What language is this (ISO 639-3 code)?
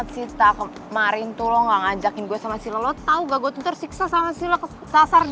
ind